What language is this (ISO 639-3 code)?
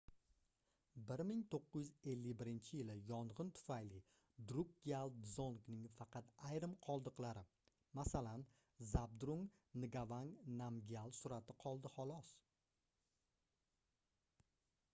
uzb